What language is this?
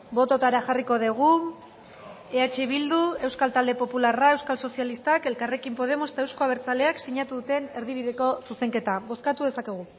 Basque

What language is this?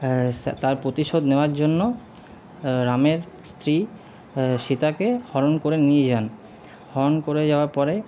Bangla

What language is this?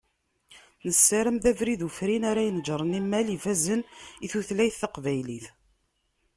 Kabyle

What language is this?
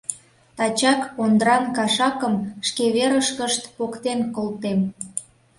Mari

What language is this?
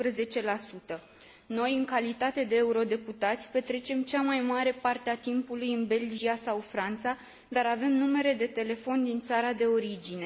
Romanian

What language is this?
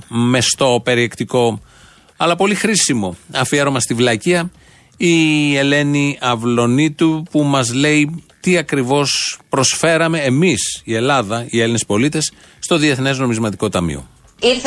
Greek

